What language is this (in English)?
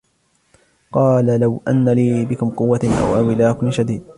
Arabic